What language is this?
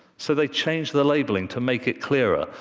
English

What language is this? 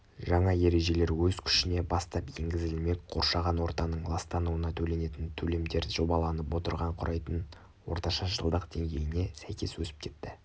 Kazakh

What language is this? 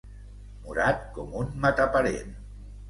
Catalan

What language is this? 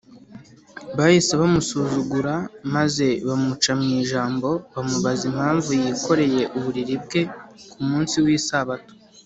Kinyarwanda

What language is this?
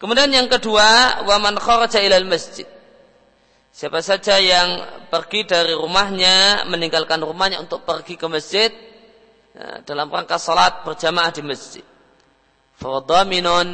Indonesian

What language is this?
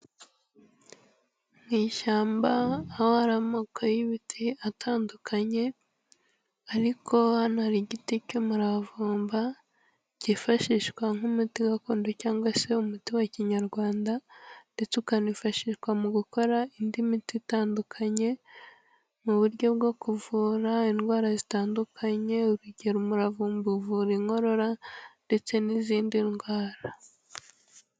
Kinyarwanda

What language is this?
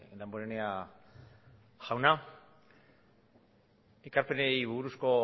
Basque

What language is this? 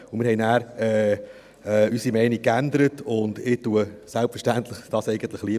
Swiss German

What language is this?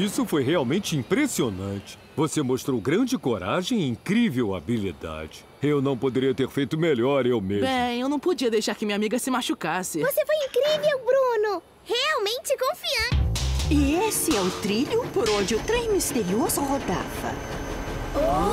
Portuguese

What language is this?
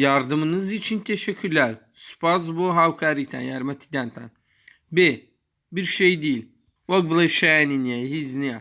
Turkish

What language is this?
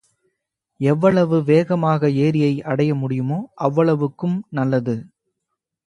Tamil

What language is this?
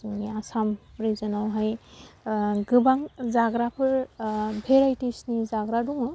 Bodo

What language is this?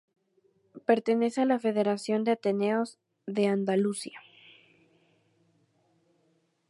Spanish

